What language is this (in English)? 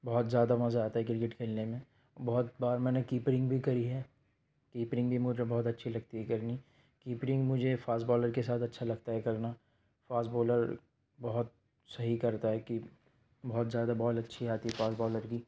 Urdu